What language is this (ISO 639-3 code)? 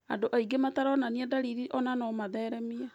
kik